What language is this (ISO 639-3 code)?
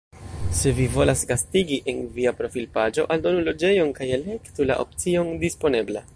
epo